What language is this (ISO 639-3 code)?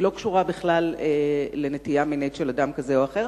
heb